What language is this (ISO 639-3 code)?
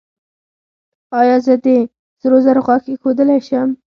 pus